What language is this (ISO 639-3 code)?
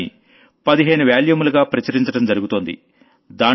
tel